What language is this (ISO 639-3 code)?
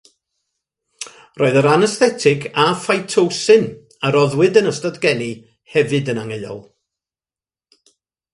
cym